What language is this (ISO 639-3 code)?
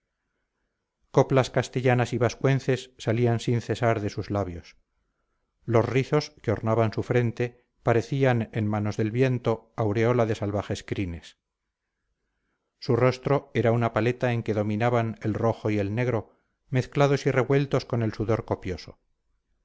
spa